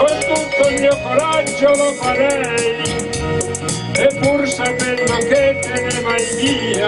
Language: Bulgarian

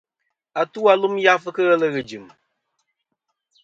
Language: Kom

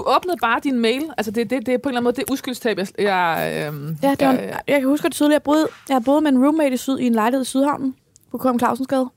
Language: Danish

